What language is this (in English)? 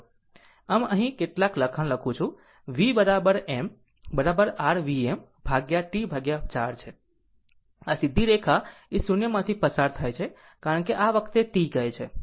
Gujarati